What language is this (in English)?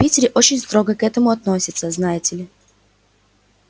Russian